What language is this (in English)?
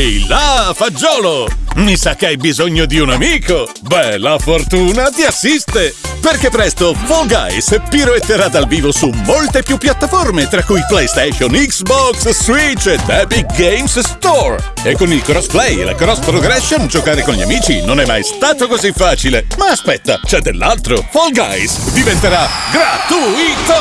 Italian